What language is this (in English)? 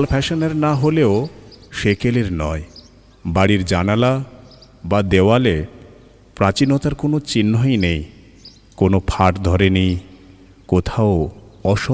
Bangla